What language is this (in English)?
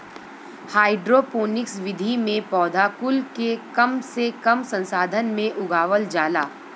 Bhojpuri